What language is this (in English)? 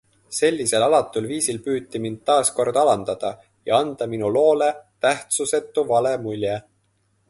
Estonian